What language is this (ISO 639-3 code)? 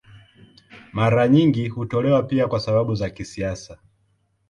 swa